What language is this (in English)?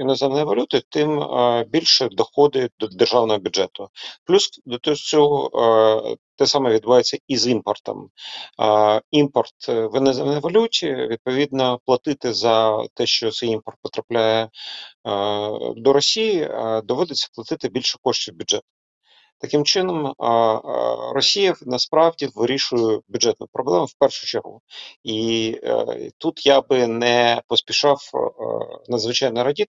Ukrainian